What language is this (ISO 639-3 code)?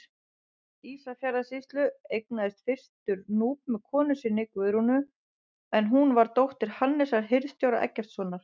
isl